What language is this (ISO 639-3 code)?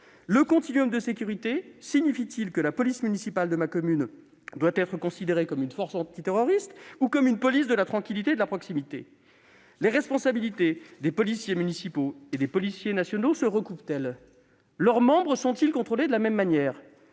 fra